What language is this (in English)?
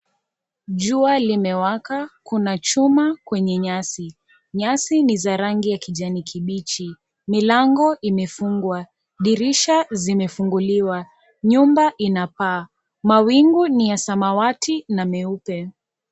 Swahili